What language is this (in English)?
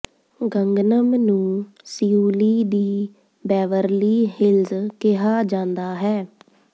Punjabi